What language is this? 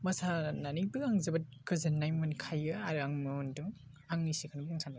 Bodo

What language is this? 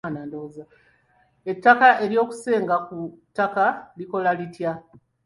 Ganda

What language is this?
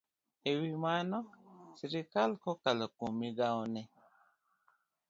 Luo (Kenya and Tanzania)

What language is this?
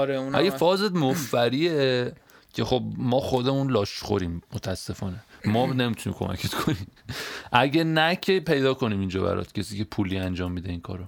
Persian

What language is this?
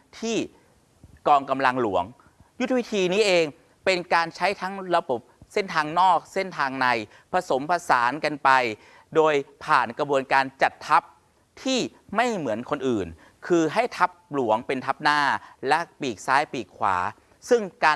Thai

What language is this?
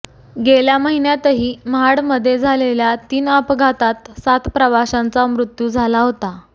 Marathi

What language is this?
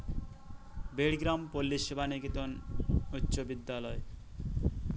Santali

